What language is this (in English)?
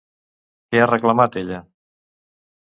Catalan